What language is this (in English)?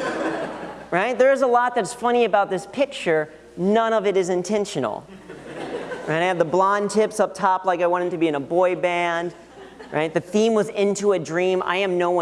English